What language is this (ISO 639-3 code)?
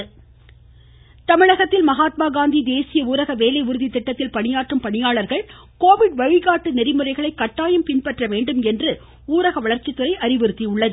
tam